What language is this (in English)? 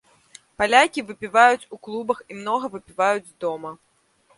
Belarusian